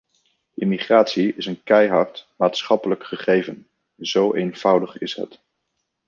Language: Dutch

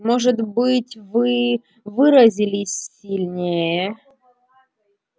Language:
Russian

